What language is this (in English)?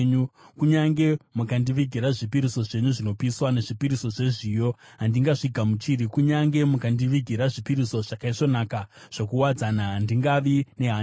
Shona